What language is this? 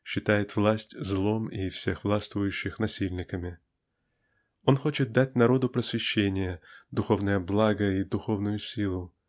Russian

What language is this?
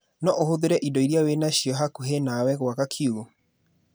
Kikuyu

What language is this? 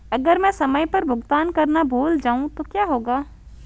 Hindi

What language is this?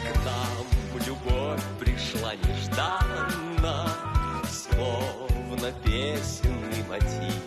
Russian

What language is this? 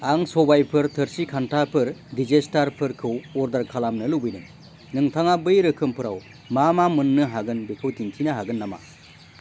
Bodo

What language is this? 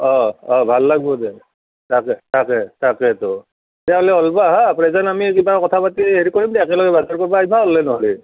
Assamese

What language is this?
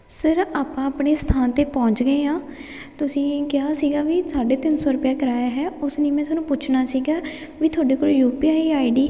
Punjabi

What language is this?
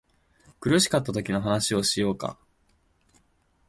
Japanese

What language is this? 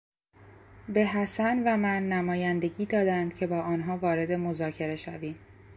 Persian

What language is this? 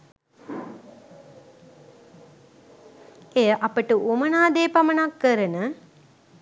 Sinhala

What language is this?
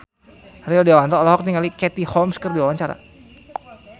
Sundanese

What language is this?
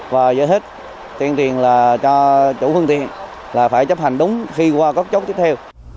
Vietnamese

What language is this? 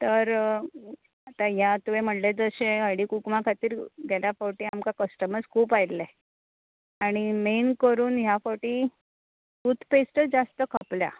Konkani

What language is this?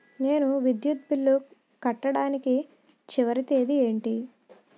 Telugu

